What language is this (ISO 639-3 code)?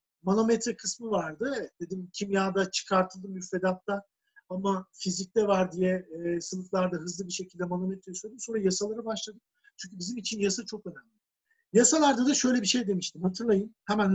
tur